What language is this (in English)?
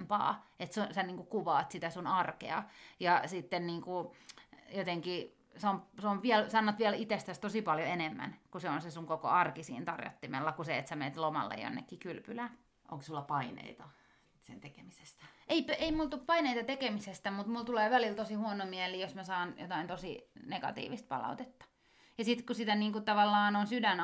Finnish